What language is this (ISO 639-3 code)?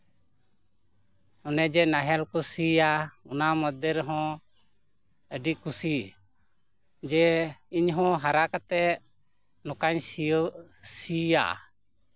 sat